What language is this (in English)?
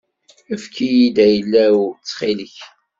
Kabyle